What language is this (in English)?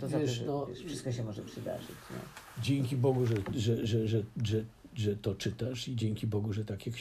Polish